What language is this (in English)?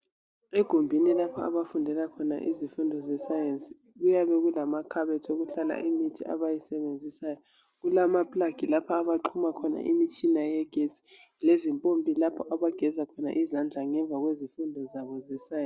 North Ndebele